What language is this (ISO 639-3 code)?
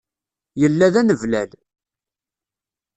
kab